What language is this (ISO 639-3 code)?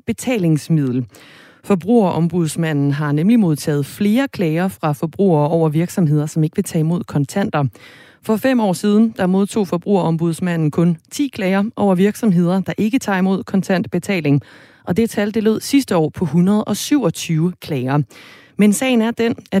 dan